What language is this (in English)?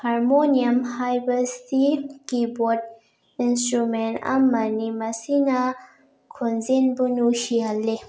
Manipuri